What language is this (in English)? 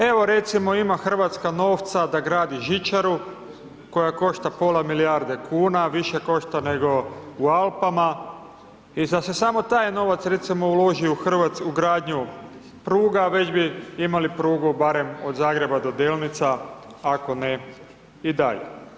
Croatian